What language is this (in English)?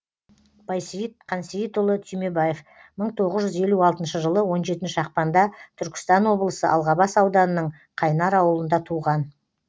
Kazakh